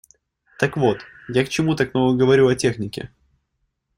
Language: Russian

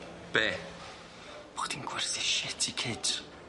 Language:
Welsh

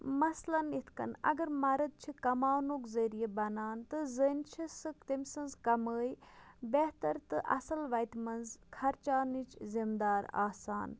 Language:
Kashmiri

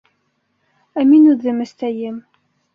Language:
Bashkir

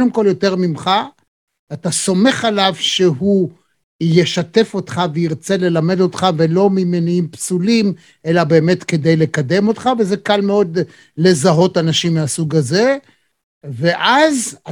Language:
Hebrew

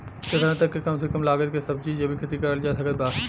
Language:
Bhojpuri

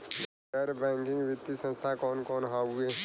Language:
Bhojpuri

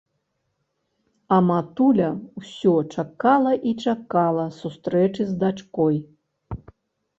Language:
Belarusian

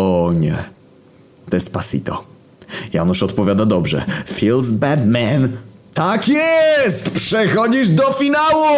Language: Polish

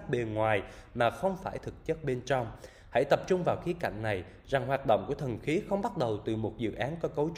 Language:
Vietnamese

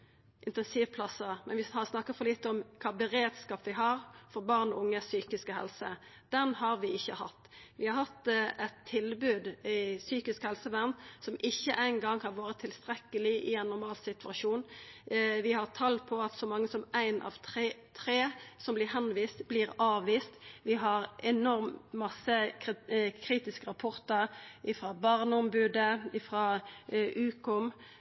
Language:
Norwegian Nynorsk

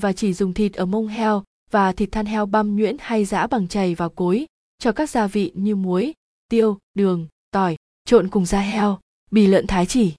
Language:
Vietnamese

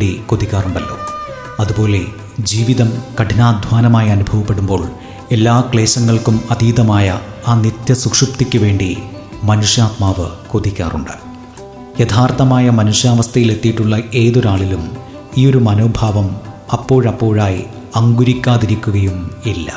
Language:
Malayalam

